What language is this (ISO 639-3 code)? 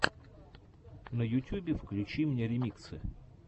rus